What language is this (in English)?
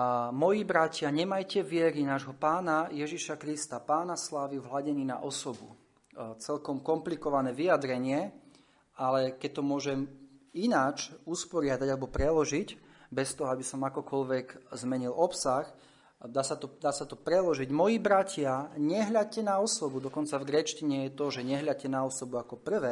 Slovak